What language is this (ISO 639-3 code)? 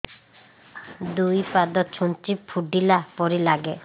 ori